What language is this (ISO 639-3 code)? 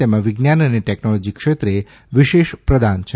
guj